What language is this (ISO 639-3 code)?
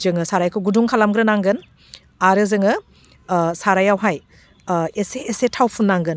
brx